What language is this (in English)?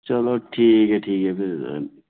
Dogri